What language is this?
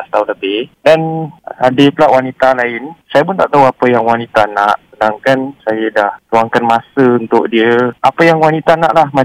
Malay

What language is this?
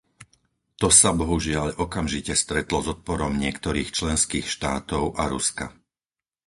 Slovak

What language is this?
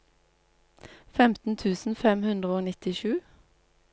Norwegian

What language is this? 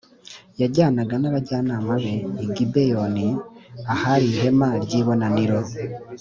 Kinyarwanda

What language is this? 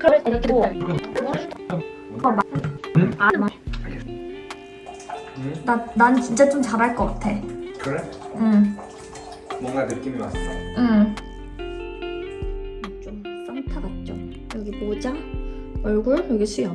Korean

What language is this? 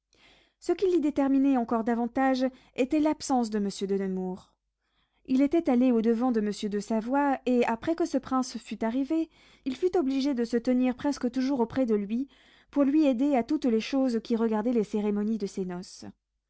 French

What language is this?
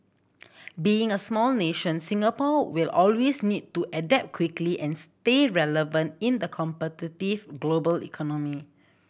English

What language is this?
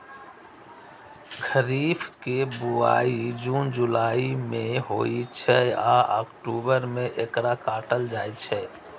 Maithili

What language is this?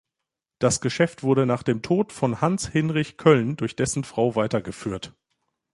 German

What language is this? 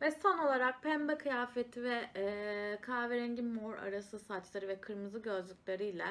Turkish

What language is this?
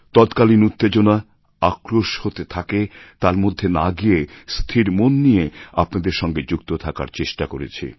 Bangla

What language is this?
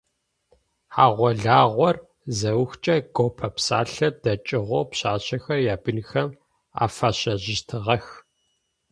Adyghe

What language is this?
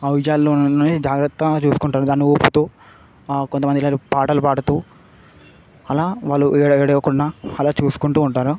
Telugu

